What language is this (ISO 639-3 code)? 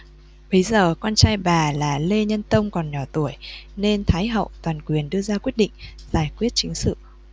vie